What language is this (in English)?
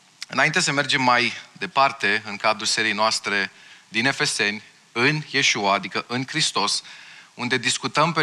Romanian